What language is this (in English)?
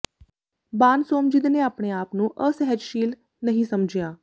Punjabi